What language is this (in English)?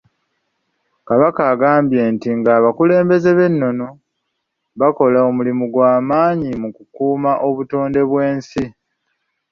Ganda